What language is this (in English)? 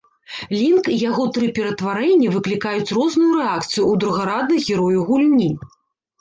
Belarusian